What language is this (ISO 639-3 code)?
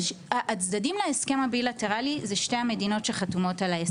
heb